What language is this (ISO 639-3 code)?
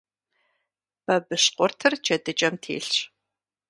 kbd